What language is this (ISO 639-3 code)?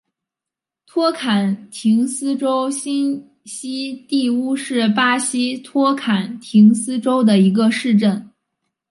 zho